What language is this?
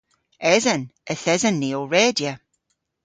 Cornish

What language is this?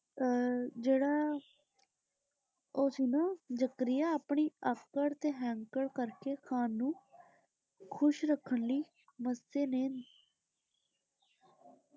Punjabi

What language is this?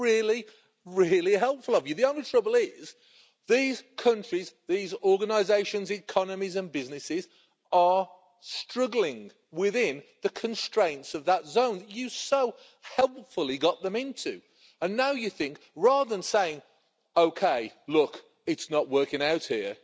English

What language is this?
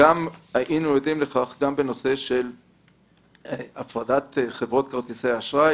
Hebrew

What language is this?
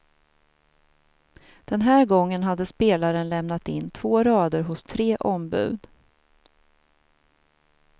Swedish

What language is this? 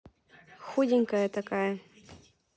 Russian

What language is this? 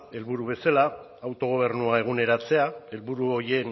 Basque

